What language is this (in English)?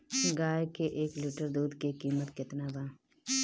Bhojpuri